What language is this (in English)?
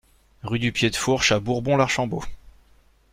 French